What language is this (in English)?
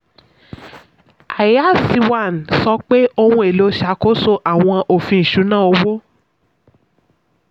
Yoruba